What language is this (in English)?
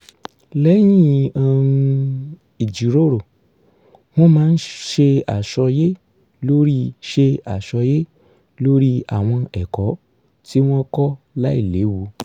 Yoruba